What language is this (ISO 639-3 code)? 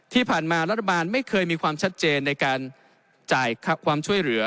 tha